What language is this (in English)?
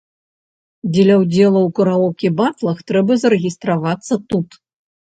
Belarusian